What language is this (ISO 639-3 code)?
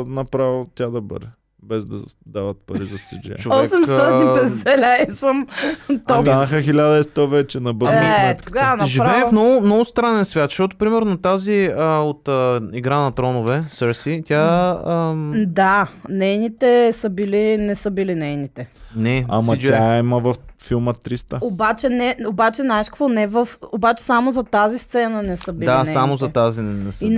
bul